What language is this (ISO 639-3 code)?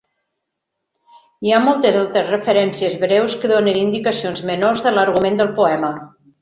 cat